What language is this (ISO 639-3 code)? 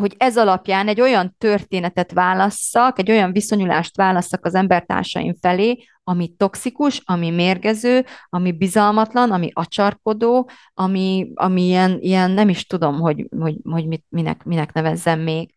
hun